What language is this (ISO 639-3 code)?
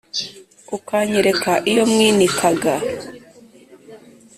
kin